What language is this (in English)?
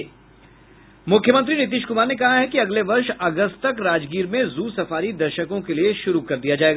Hindi